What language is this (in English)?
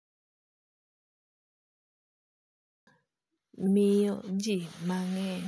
Luo (Kenya and Tanzania)